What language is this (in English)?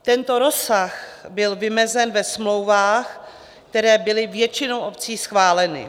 Czech